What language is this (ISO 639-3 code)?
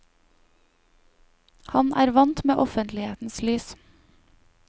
nor